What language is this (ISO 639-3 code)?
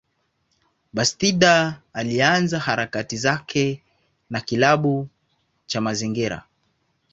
swa